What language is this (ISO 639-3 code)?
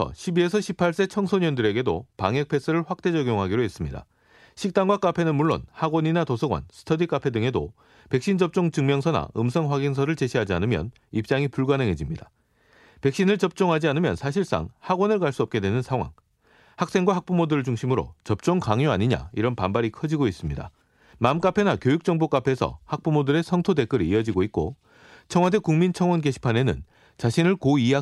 kor